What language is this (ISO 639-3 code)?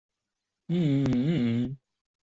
zho